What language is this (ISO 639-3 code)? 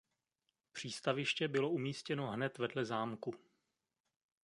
ces